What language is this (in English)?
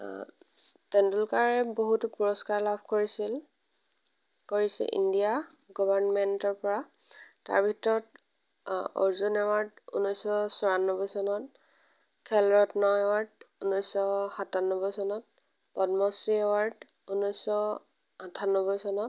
Assamese